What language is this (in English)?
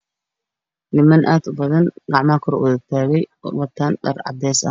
Somali